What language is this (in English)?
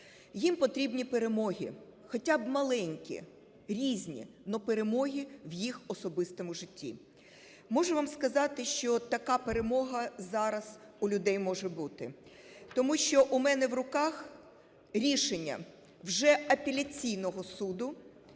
Ukrainian